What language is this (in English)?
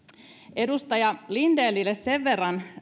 Finnish